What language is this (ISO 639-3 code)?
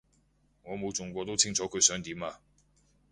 yue